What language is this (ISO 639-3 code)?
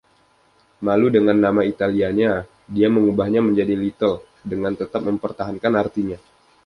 ind